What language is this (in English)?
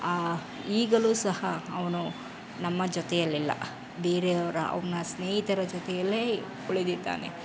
Kannada